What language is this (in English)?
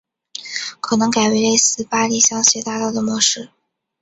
Chinese